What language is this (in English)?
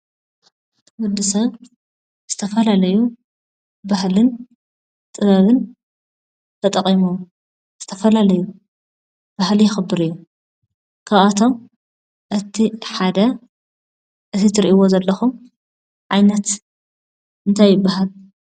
Tigrinya